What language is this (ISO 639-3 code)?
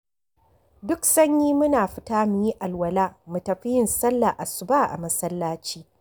hau